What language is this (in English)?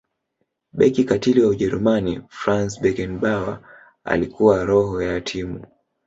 Swahili